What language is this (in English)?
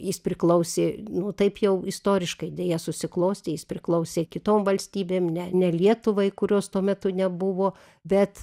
Lithuanian